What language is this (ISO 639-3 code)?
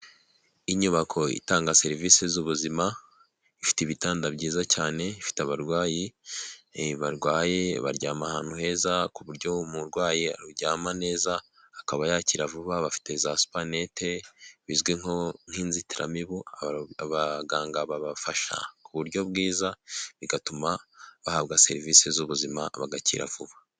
kin